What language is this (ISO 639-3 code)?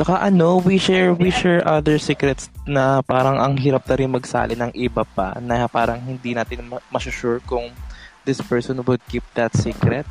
fil